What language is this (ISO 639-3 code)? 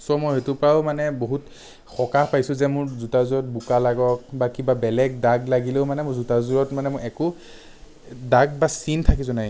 asm